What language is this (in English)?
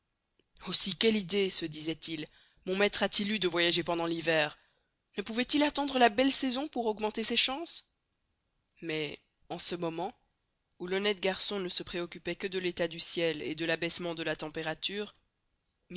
French